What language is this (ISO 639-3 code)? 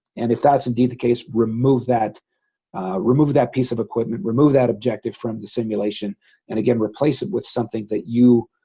eng